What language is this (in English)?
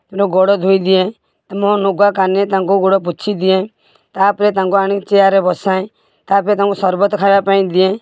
Odia